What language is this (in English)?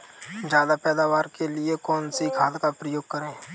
Hindi